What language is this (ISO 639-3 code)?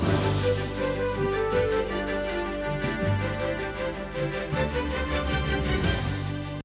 ukr